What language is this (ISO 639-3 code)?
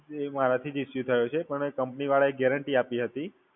guj